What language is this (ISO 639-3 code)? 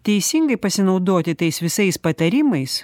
lit